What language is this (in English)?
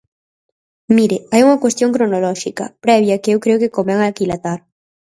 Galician